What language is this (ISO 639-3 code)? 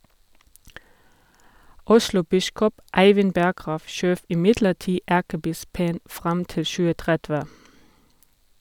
nor